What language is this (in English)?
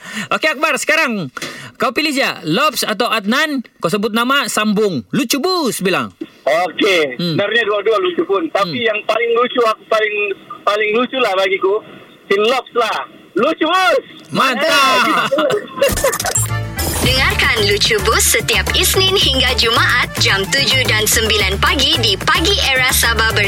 Malay